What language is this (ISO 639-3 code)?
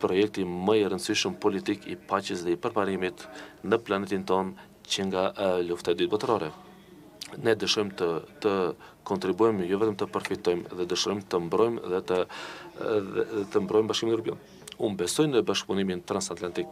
ron